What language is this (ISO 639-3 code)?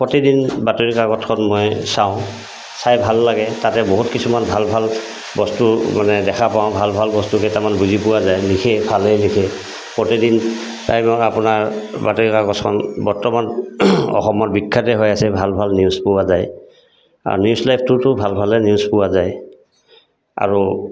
asm